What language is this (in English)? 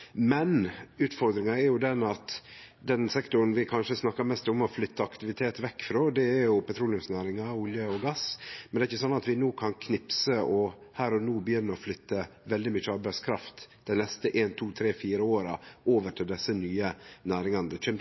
Norwegian Nynorsk